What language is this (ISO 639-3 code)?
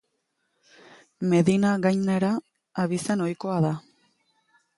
eus